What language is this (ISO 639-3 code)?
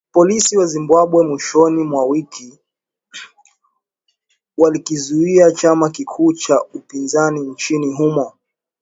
swa